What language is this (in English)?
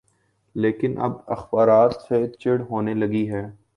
Urdu